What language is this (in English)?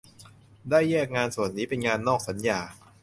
Thai